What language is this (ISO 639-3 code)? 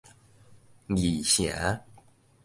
nan